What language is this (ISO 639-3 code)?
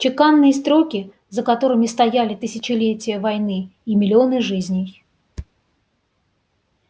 rus